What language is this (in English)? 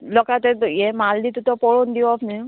Konkani